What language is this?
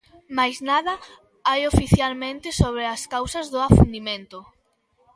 Galician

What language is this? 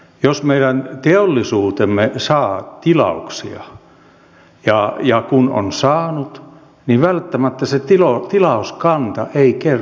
Finnish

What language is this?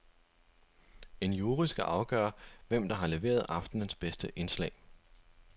Danish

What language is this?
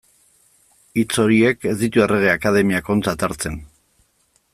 Basque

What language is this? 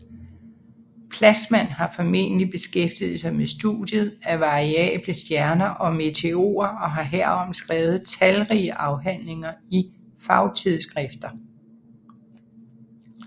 Danish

